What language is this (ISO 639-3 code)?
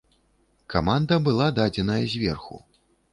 bel